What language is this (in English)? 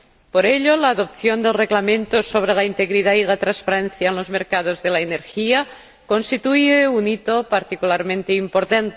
Spanish